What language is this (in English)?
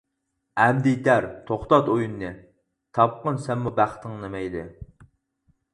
Uyghur